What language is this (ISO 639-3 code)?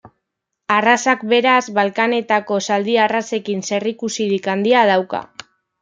eus